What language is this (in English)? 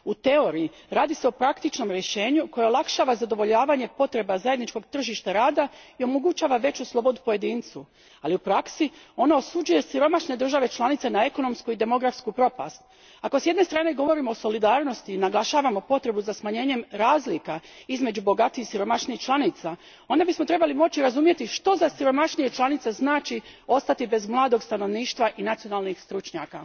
Croatian